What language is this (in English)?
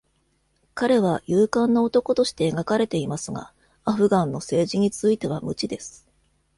Japanese